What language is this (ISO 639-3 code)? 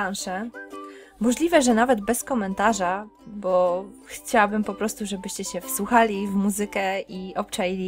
pol